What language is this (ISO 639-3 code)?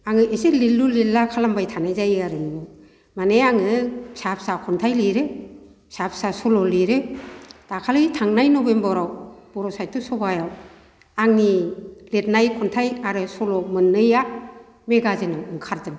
brx